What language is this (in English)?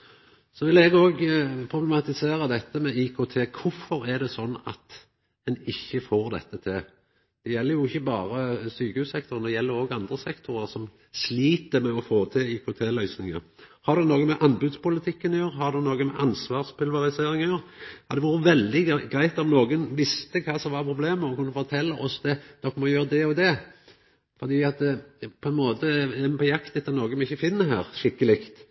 Norwegian Nynorsk